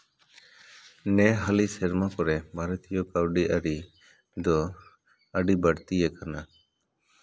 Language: Santali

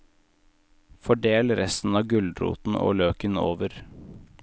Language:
Norwegian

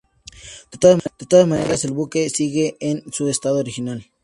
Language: Spanish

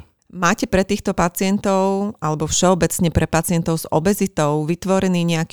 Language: Slovak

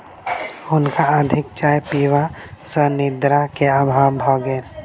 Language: Maithili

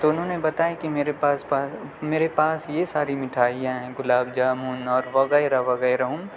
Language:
Urdu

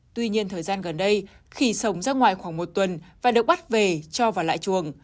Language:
Vietnamese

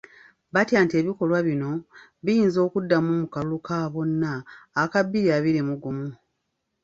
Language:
Ganda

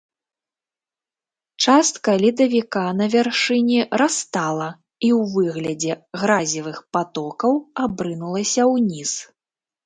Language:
Belarusian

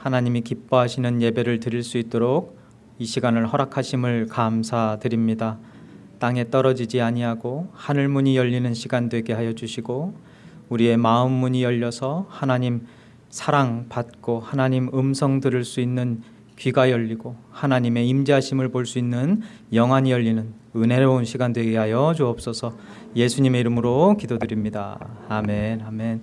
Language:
Korean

